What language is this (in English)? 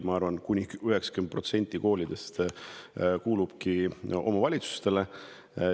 Estonian